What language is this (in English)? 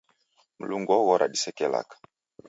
Taita